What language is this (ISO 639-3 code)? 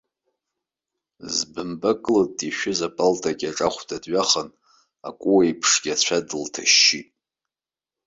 abk